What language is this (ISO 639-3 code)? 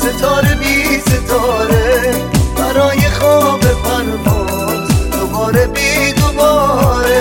fas